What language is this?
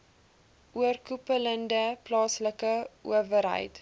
Afrikaans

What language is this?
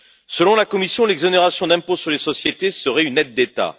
French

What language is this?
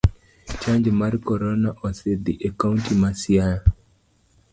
Luo (Kenya and Tanzania)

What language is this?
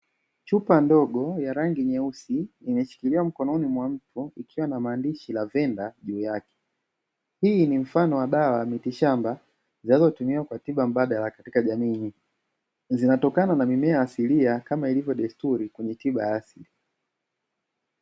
Swahili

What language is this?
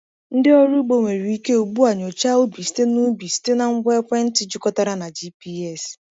Igbo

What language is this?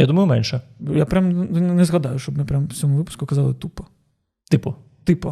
Ukrainian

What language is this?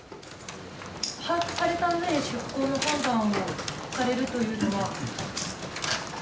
Japanese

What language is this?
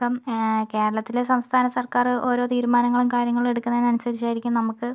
Malayalam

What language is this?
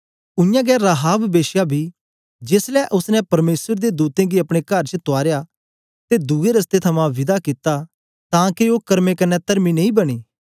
Dogri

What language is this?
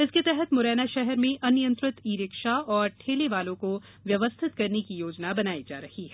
Hindi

